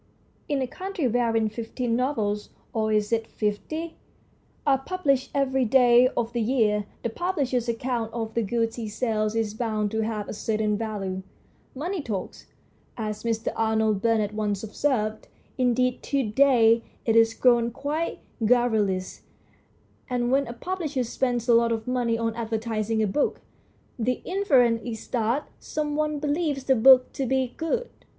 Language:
English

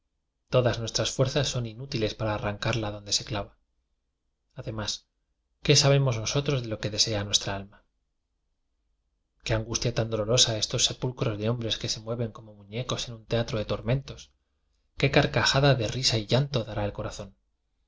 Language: Spanish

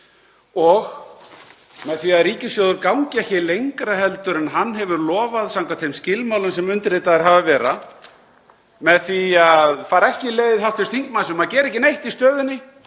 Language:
Icelandic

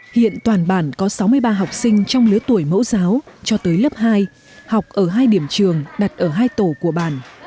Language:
Vietnamese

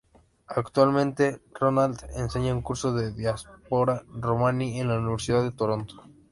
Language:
Spanish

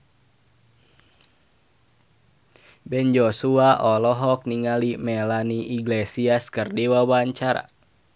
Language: Sundanese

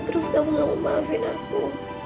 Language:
Indonesian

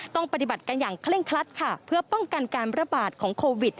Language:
Thai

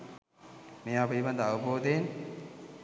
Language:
Sinhala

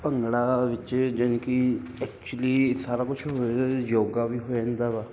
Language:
Punjabi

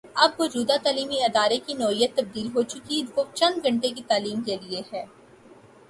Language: Urdu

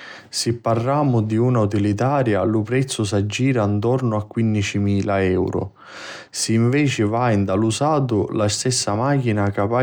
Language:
Sicilian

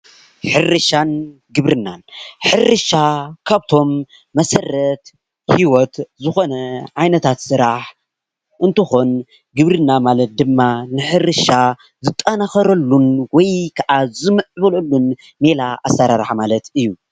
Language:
Tigrinya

